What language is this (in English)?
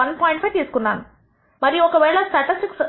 Telugu